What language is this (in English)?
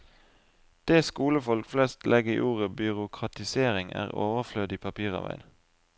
Norwegian